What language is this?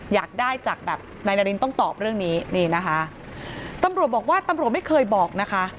Thai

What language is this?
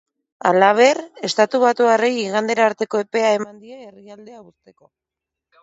Basque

